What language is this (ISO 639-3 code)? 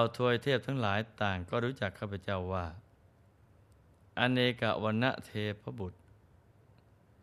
tha